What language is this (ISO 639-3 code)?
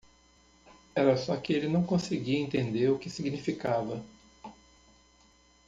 por